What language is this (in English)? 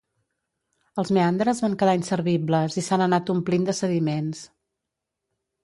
Catalan